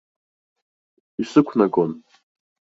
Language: Abkhazian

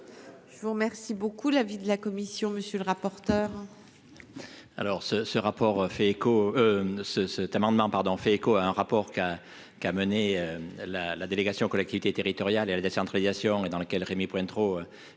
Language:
French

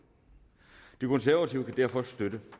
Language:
Danish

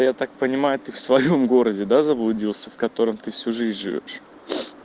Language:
Russian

